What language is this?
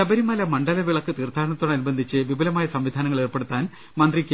Malayalam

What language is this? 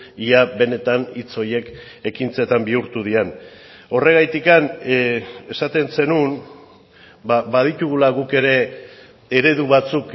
Basque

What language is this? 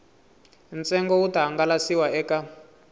Tsonga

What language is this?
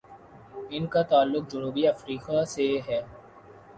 Urdu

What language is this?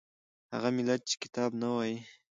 Pashto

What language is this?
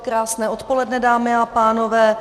Czech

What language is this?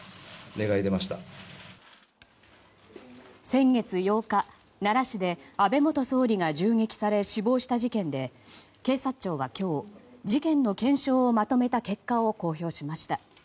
Japanese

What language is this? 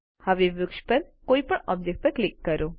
Gujarati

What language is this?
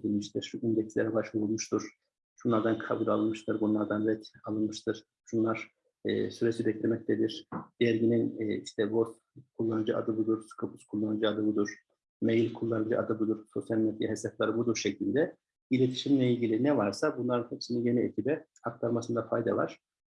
Turkish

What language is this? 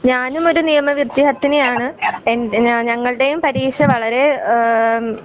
Malayalam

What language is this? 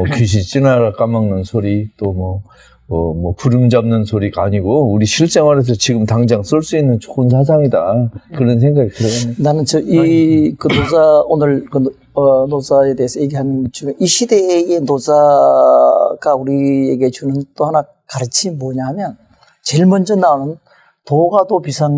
Korean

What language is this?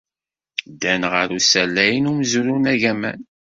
Kabyle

